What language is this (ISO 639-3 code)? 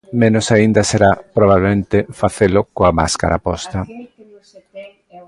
glg